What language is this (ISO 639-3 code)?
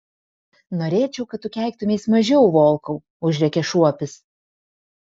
lit